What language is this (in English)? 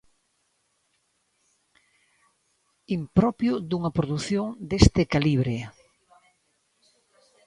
Galician